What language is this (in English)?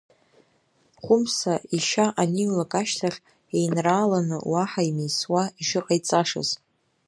Abkhazian